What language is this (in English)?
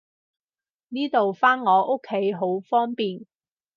Cantonese